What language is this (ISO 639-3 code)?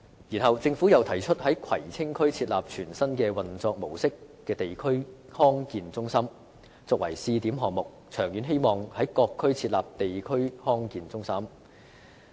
yue